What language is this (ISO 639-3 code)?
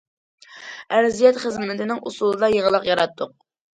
uig